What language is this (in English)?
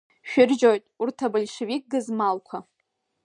Abkhazian